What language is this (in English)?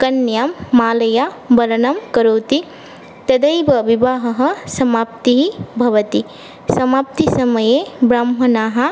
Sanskrit